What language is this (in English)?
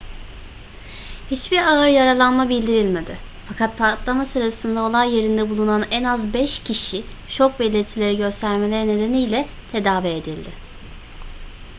Turkish